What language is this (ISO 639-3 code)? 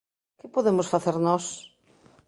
glg